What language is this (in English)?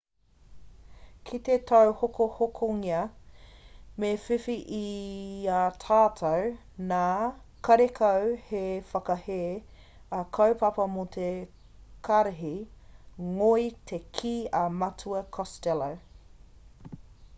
Māori